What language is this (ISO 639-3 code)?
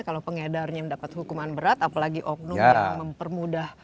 ind